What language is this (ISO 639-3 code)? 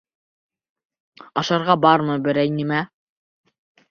bak